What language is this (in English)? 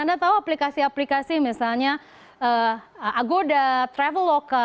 Indonesian